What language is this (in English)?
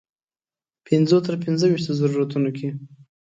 Pashto